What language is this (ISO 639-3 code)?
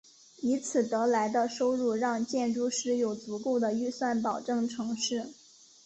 zho